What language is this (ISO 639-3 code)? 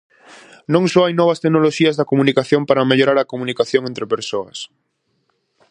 glg